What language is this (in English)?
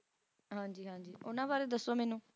Punjabi